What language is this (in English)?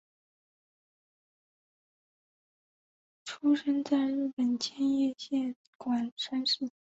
Chinese